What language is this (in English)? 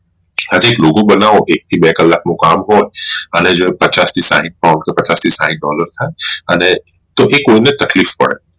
Gujarati